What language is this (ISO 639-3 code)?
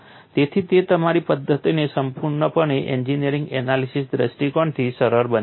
guj